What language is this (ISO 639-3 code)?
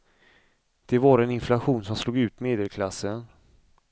swe